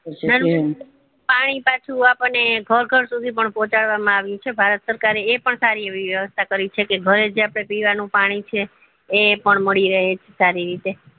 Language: Gujarati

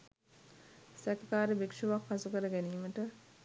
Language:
Sinhala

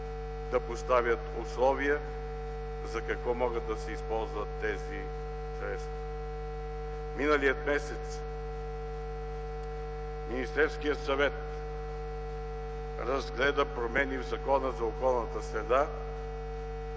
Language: Bulgarian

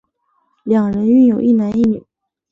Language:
Chinese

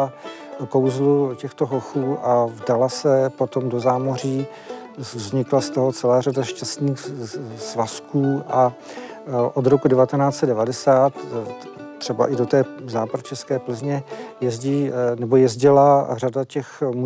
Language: Czech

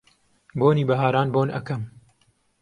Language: Central Kurdish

